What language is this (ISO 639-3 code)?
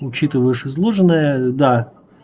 rus